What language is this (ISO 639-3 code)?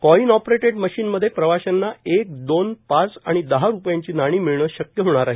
mar